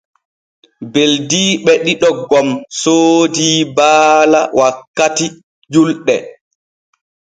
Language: Borgu Fulfulde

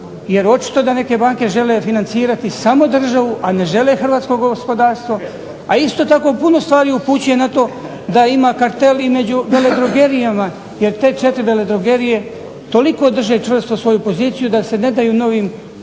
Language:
Croatian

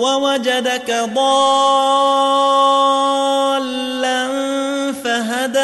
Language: Arabic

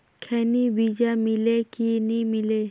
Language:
Chhattisgarhi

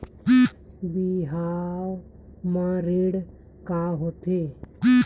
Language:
Chhattisgarhi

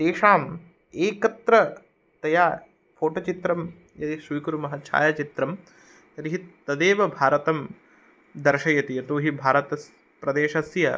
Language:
Sanskrit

